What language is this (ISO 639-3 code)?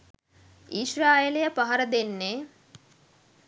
sin